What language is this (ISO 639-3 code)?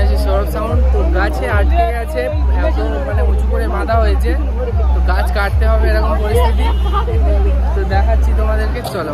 ara